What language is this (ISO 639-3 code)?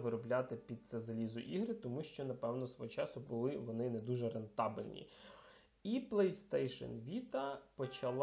ukr